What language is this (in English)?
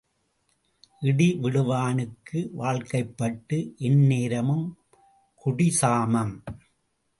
Tamil